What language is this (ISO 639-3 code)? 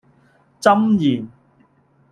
yue